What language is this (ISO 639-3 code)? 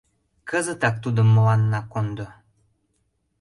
chm